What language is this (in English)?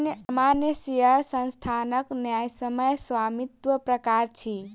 Maithili